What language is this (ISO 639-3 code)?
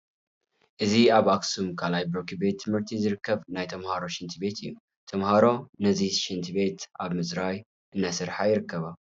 tir